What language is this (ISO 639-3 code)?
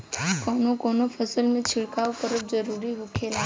bho